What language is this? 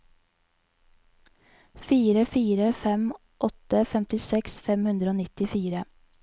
Norwegian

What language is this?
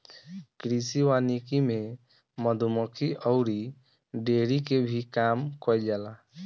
Bhojpuri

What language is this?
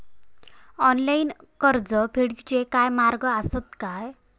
Marathi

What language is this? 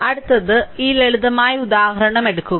Malayalam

